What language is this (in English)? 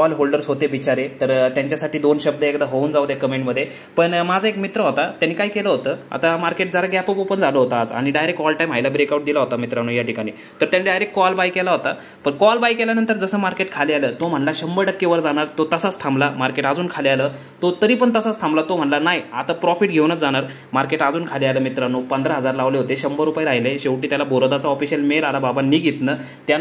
Marathi